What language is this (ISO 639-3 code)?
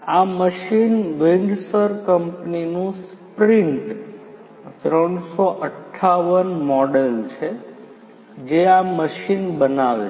guj